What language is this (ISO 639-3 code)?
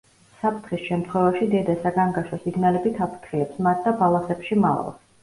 kat